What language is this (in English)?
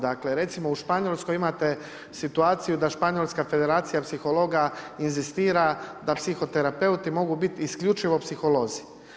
Croatian